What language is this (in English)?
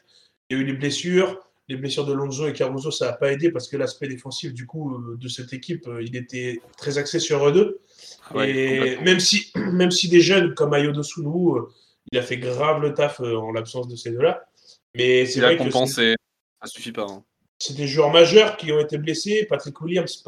French